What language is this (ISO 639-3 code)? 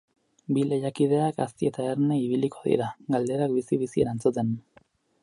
eus